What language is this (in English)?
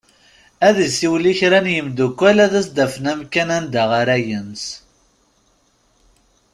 Kabyle